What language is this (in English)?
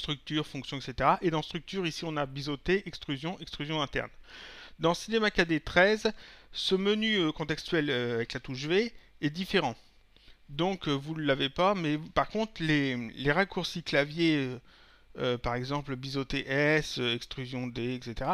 French